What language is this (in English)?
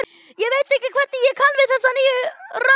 Icelandic